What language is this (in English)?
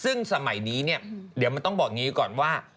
Thai